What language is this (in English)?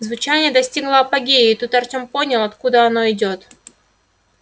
Russian